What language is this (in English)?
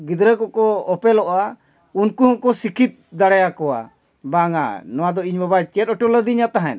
Santali